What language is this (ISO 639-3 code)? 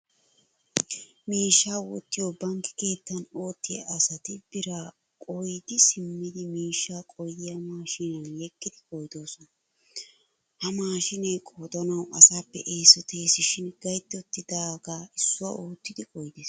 wal